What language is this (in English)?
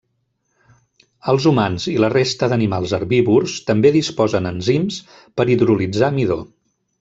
Catalan